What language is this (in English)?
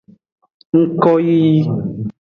Aja (Benin)